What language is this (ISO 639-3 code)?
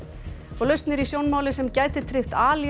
isl